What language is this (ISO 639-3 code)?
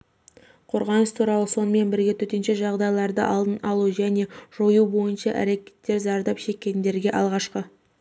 kaz